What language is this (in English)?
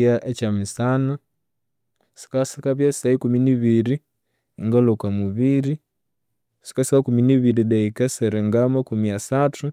Konzo